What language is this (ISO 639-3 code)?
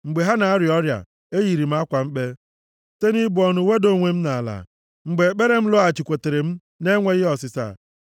ibo